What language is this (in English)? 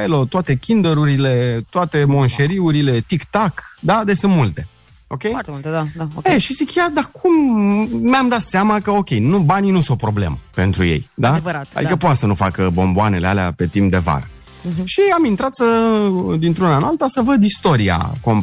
Romanian